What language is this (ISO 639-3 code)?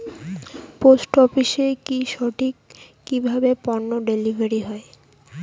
ben